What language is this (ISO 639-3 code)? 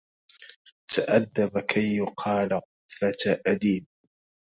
ara